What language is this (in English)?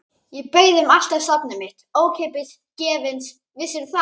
Icelandic